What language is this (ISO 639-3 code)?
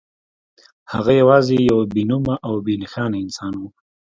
pus